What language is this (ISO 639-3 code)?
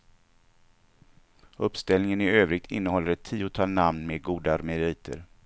swe